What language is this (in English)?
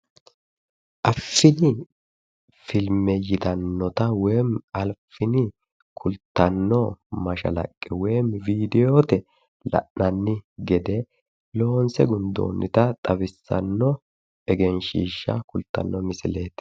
Sidamo